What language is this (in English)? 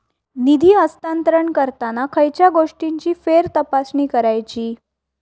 Marathi